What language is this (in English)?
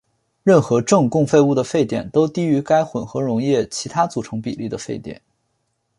Chinese